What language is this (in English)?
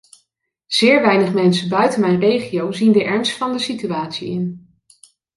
Dutch